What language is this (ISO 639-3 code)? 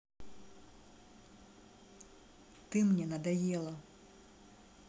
rus